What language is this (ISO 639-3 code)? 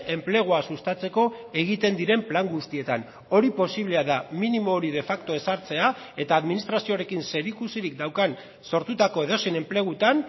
eus